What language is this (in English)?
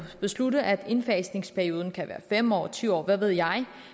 Danish